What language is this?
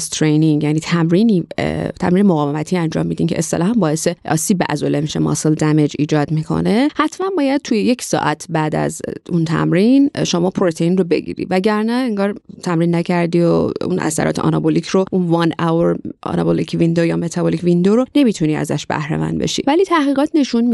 Persian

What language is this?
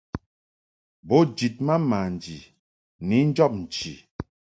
Mungaka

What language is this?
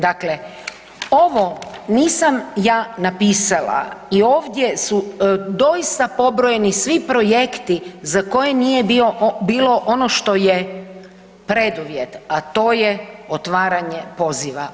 Croatian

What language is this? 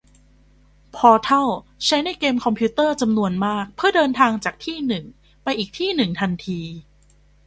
Thai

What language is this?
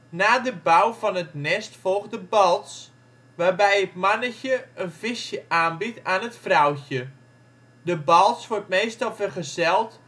Dutch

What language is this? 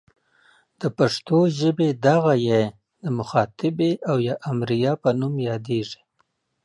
Pashto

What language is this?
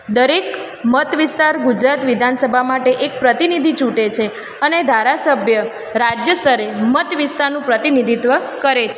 Gujarati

